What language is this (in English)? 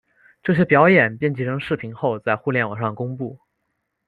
Chinese